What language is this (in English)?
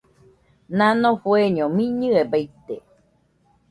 Nüpode Huitoto